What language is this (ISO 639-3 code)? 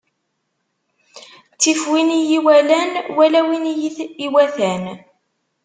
kab